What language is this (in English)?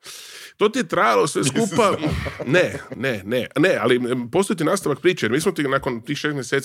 Croatian